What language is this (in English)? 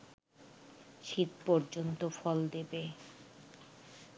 Bangla